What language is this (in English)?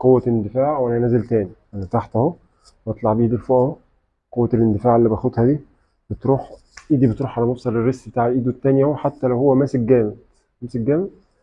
Arabic